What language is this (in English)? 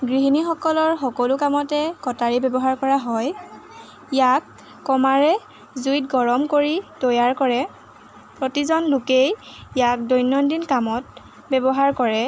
Assamese